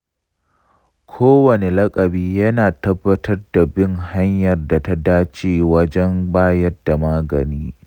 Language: Hausa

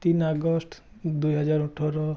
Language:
Assamese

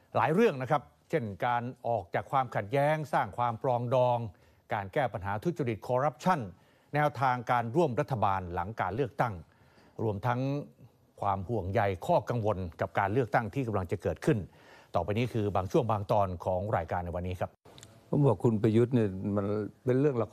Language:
Thai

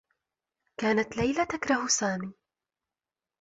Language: Arabic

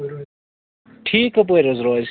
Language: Kashmiri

